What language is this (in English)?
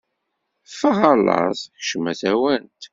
Kabyle